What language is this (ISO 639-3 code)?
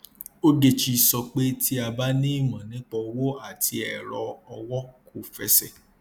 yor